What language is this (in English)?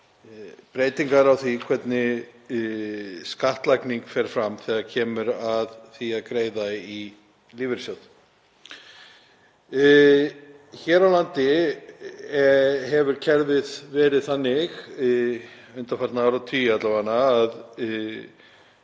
Icelandic